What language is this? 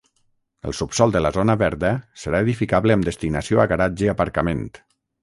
Catalan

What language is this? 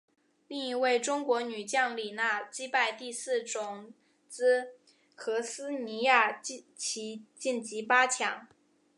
Chinese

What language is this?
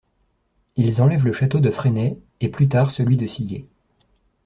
French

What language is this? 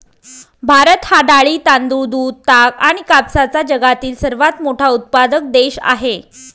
Marathi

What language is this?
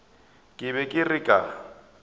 Northern Sotho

